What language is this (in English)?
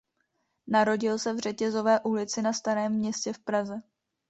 Czech